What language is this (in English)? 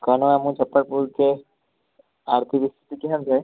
Maithili